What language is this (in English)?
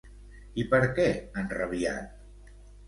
Catalan